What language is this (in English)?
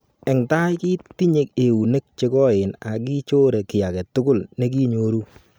Kalenjin